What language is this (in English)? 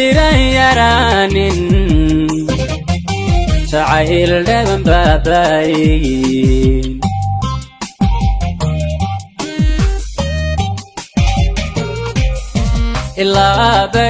Somali